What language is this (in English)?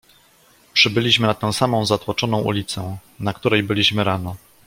Polish